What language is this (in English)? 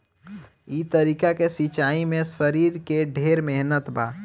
Bhojpuri